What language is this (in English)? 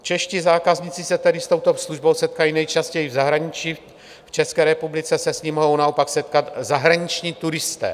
Czech